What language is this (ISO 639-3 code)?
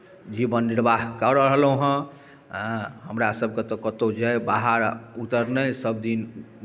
mai